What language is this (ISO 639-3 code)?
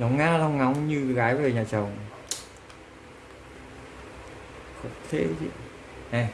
vie